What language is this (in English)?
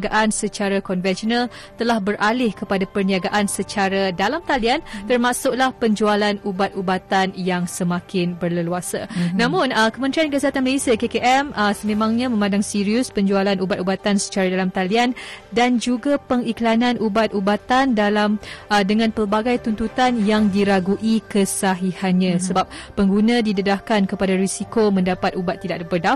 Malay